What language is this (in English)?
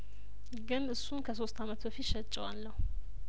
Amharic